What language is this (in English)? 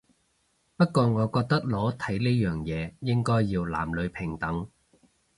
Cantonese